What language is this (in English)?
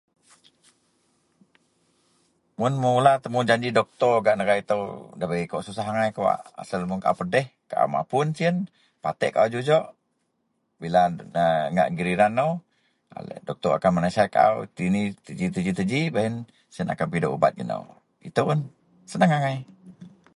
Central Melanau